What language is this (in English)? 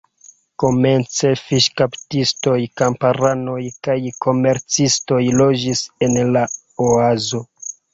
Esperanto